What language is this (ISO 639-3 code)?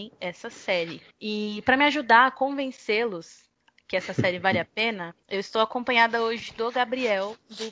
por